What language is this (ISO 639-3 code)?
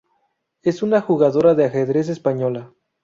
spa